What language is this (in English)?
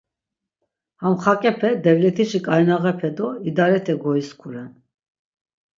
Laz